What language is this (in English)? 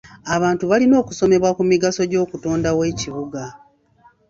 Ganda